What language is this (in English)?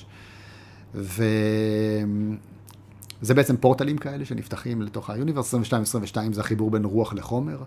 Hebrew